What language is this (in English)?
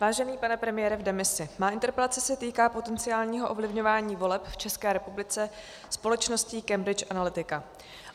Czech